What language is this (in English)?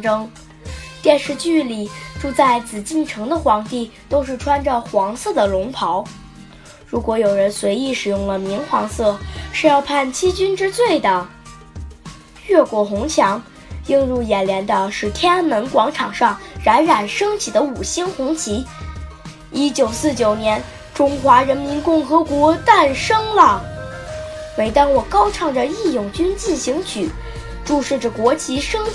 Chinese